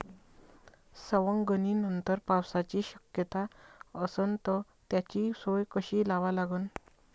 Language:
Marathi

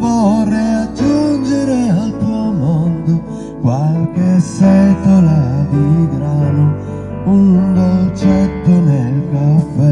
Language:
Italian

